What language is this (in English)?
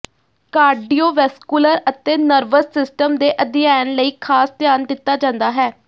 Punjabi